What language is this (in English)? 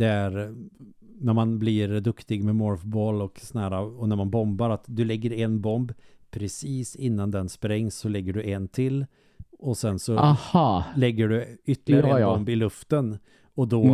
Swedish